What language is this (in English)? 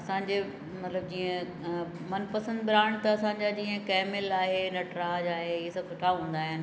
Sindhi